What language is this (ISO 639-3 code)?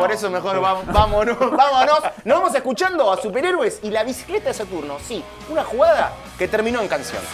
spa